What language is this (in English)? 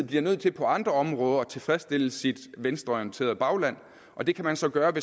Danish